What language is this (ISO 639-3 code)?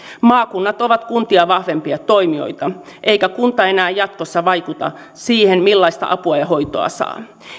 fin